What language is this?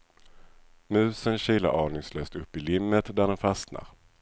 Swedish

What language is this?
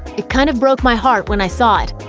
English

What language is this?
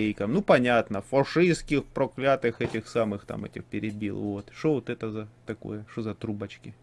Russian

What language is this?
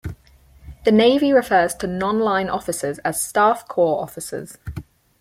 English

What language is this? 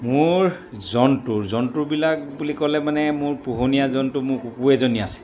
Assamese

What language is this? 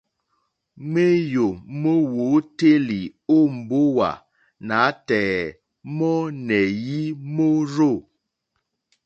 Mokpwe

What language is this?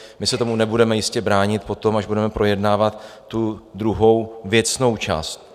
Czech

